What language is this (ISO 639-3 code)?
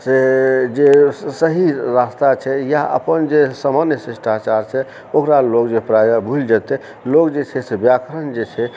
mai